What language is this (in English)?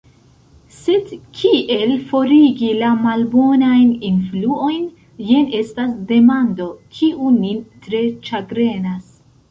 Esperanto